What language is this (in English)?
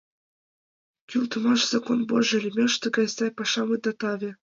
Mari